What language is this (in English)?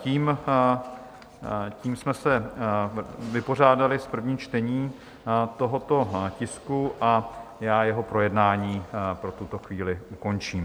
Czech